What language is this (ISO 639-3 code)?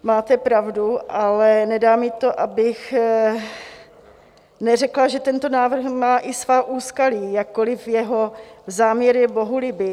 ces